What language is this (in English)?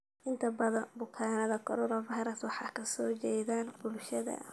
Somali